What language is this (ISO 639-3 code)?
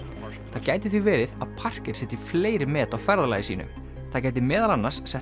isl